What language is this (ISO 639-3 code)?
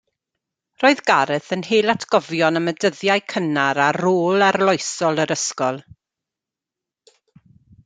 cym